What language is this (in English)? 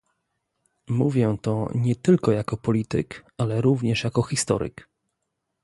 Polish